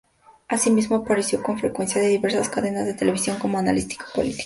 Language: Spanish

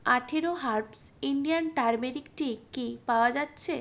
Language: Bangla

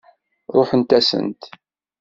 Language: Kabyle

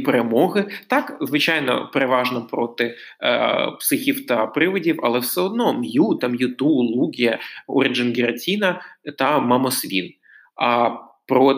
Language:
Ukrainian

